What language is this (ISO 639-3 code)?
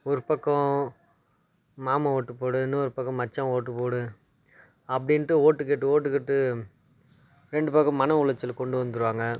tam